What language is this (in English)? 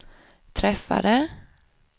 Swedish